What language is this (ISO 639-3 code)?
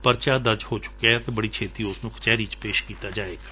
pan